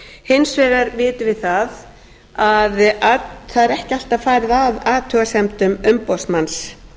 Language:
Icelandic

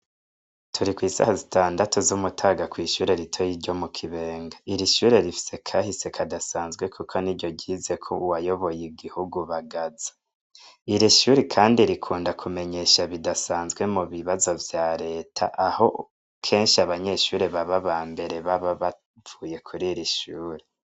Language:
Rundi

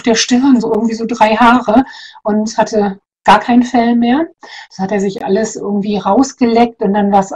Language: German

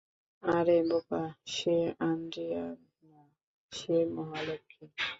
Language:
Bangla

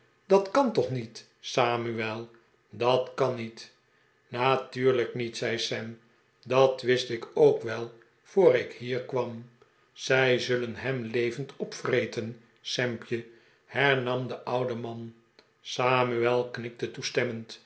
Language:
Dutch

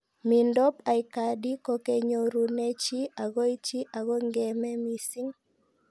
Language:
Kalenjin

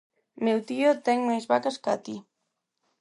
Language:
Galician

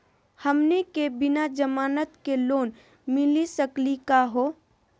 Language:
Magahi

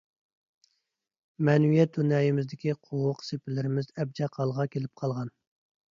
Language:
Uyghur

